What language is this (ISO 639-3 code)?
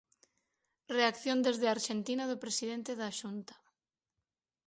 glg